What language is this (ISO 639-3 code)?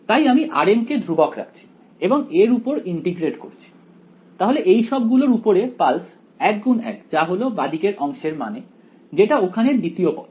ben